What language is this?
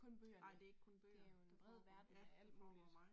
Danish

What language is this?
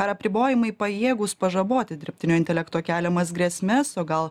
Lithuanian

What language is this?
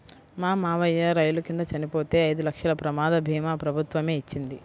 Telugu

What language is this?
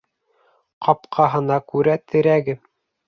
Bashkir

